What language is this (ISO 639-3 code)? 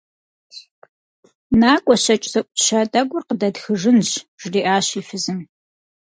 kbd